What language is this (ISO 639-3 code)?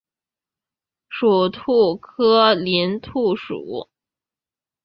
zho